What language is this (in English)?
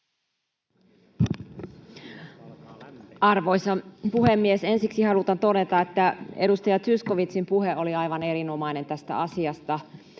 Finnish